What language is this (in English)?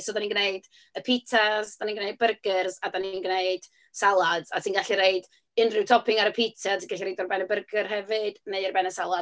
Welsh